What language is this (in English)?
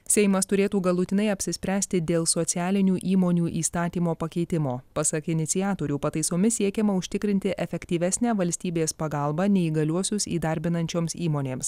Lithuanian